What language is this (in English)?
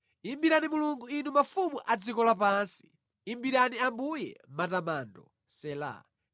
Nyanja